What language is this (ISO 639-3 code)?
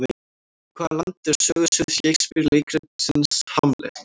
isl